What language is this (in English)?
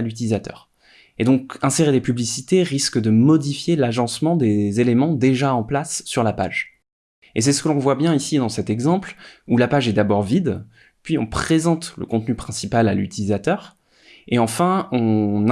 French